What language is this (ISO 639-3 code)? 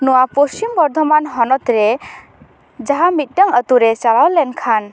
sat